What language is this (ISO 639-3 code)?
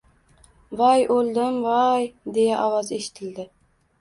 uzb